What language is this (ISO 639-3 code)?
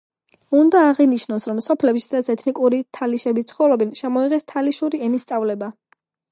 kat